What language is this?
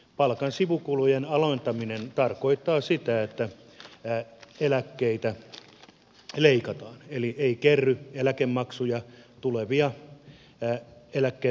Finnish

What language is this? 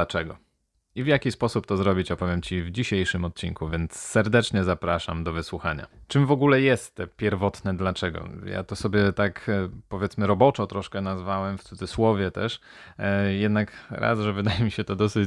Polish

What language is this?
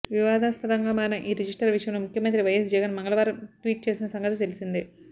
Telugu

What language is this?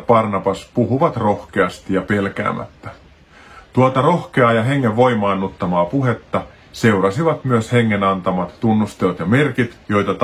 Finnish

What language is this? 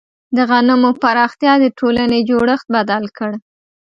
Pashto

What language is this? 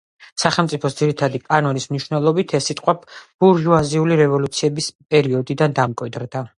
Georgian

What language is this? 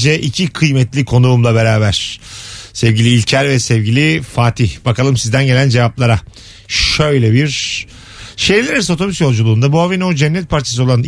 Turkish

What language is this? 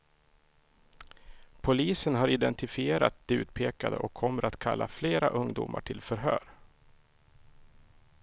Swedish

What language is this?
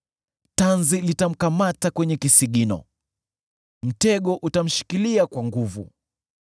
Swahili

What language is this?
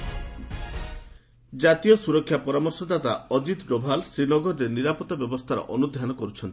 Odia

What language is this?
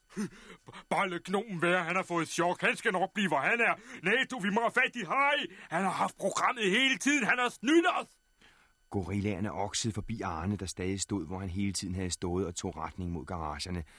Danish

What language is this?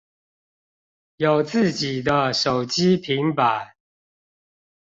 Chinese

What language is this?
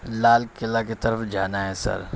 Urdu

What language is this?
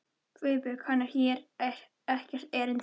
Icelandic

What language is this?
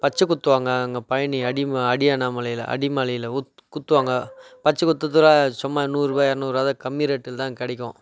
Tamil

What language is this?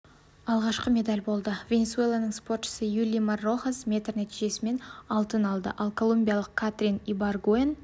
Kazakh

